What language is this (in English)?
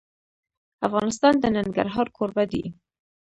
Pashto